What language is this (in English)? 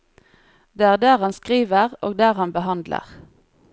Norwegian